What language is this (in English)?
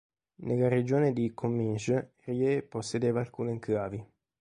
Italian